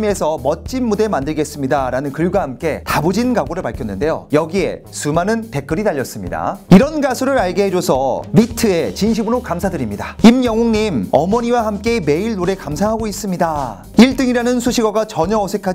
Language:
Korean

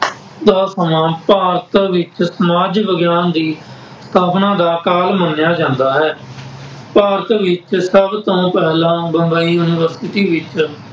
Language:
Punjabi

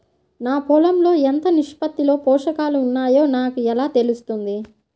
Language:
Telugu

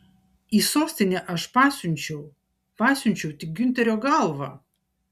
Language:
Lithuanian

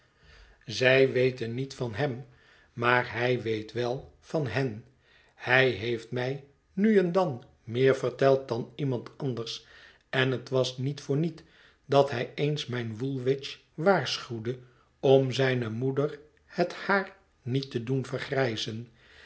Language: Dutch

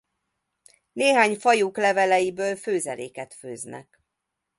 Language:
Hungarian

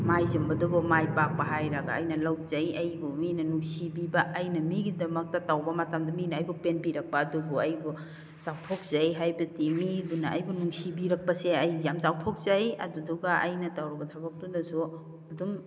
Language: Manipuri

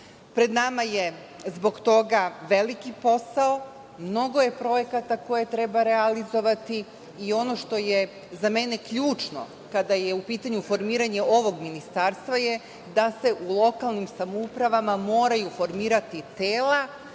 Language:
Serbian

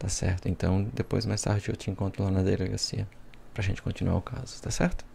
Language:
Portuguese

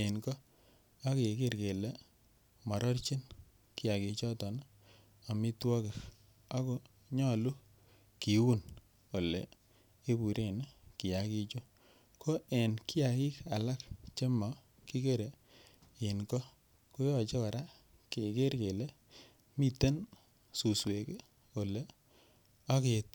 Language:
Kalenjin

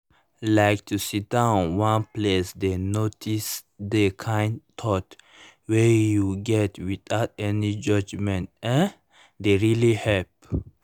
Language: Nigerian Pidgin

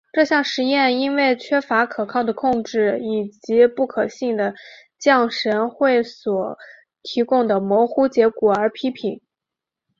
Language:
Chinese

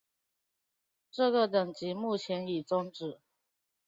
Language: Chinese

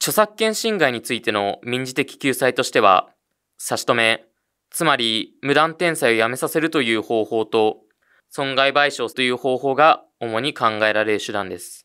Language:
Japanese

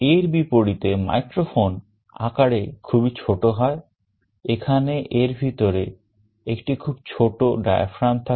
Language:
Bangla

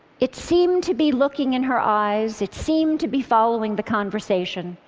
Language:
English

